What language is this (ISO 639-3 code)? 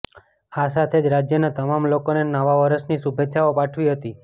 guj